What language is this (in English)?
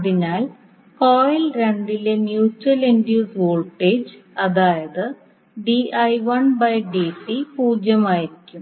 Malayalam